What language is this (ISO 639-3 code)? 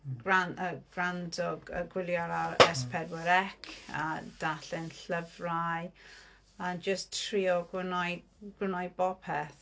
cym